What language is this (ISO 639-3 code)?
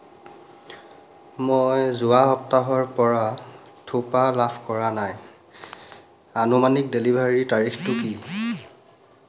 asm